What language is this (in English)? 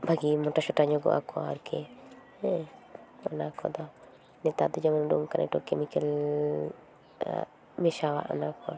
Santali